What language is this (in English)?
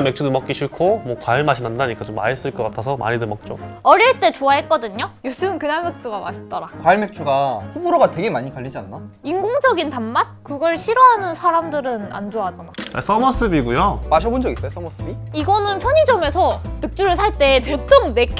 Korean